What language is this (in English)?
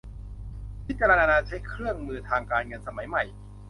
Thai